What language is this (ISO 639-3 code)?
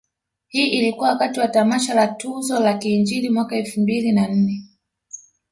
swa